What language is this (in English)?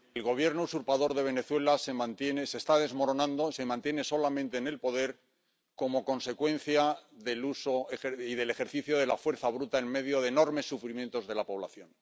Spanish